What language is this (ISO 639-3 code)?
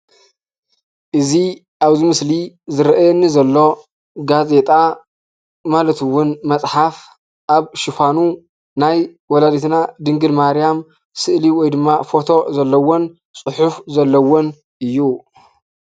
tir